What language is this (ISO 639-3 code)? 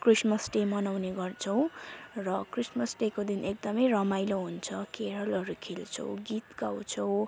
nep